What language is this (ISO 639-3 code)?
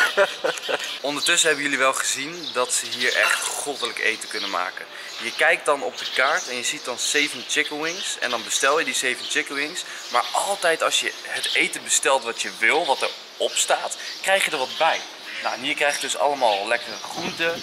nld